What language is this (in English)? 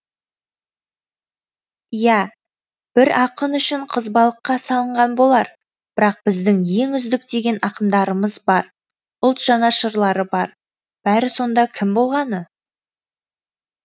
Kazakh